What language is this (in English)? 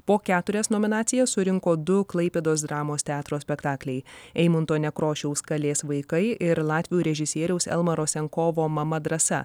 Lithuanian